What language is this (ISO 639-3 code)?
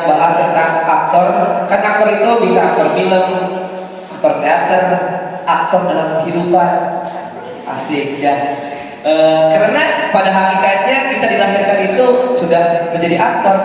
ind